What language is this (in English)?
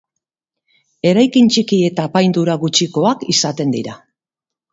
Basque